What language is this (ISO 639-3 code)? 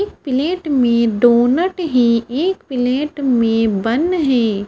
hin